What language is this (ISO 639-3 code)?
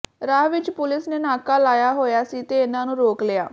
pan